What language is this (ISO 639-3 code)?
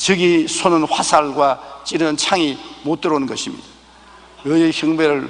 kor